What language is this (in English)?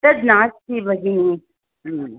Sanskrit